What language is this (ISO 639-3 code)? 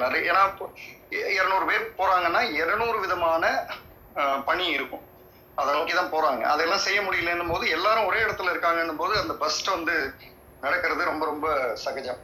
tam